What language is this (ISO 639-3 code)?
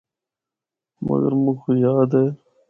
hno